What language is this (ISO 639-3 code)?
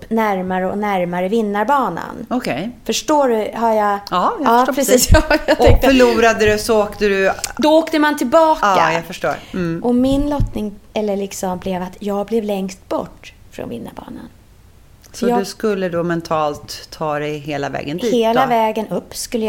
swe